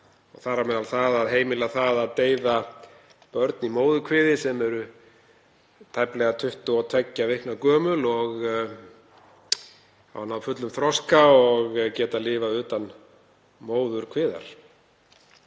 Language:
Icelandic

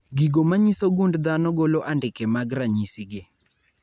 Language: Luo (Kenya and Tanzania)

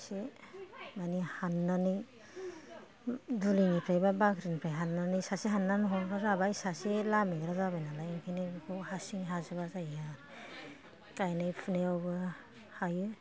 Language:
Bodo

